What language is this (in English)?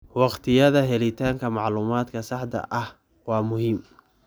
Somali